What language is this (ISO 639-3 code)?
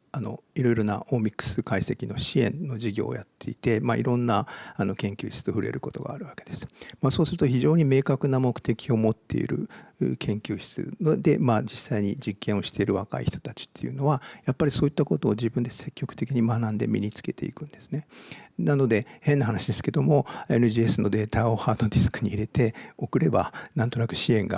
jpn